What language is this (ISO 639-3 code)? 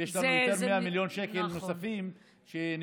heb